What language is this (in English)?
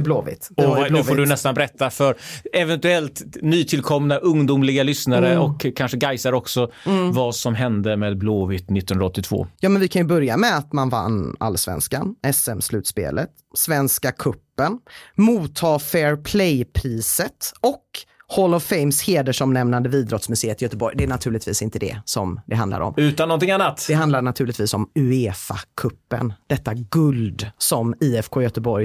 Swedish